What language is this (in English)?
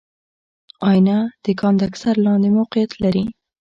Pashto